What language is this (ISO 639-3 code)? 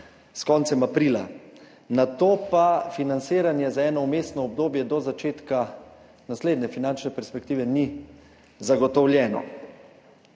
slv